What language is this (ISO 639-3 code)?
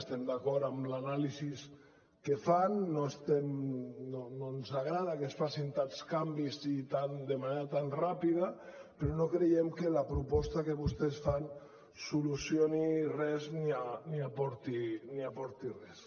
cat